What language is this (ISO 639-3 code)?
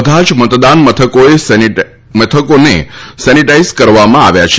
guj